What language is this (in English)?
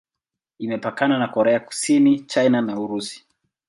Swahili